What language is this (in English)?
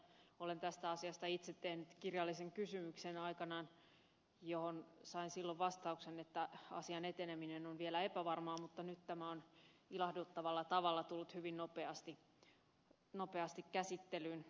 Finnish